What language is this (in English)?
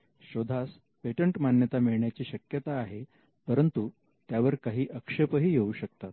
Marathi